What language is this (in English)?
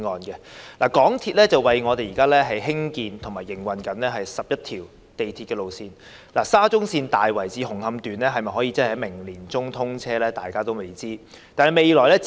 Cantonese